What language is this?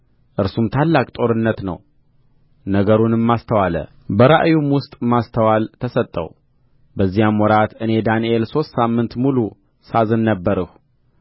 Amharic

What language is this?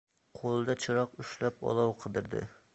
Uzbek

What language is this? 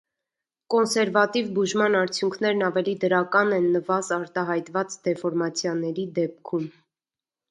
Armenian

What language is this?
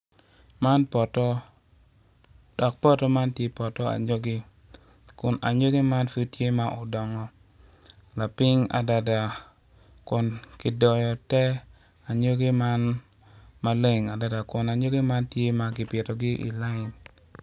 Acoli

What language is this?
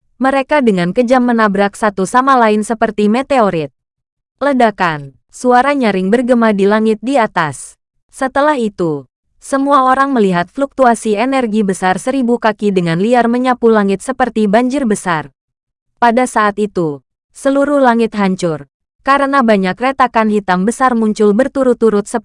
Indonesian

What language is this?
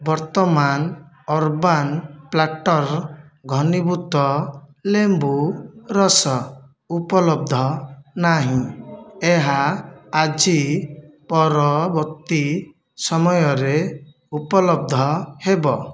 Odia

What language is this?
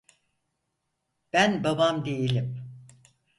Turkish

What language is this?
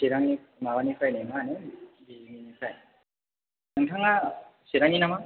Bodo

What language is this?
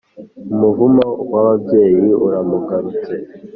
Kinyarwanda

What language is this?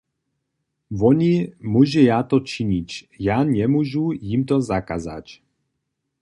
Upper Sorbian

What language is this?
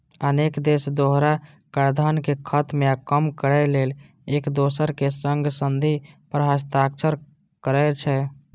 Maithili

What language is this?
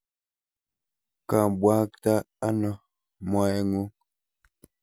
Kalenjin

